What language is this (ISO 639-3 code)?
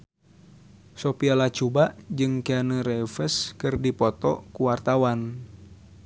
sun